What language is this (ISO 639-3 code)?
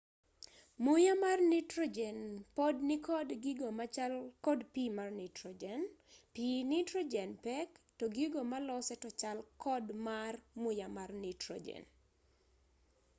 luo